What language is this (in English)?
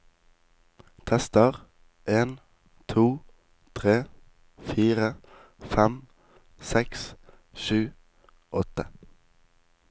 Norwegian